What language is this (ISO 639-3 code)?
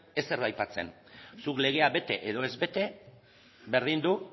eus